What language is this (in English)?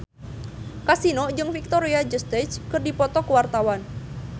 Sundanese